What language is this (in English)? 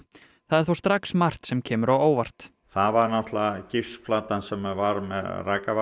Icelandic